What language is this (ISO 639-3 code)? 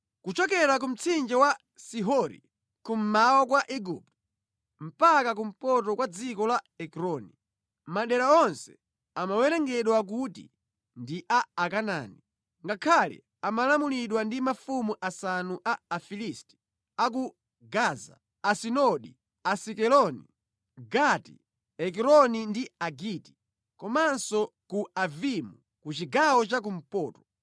nya